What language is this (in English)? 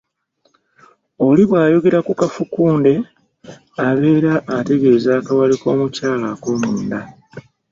Ganda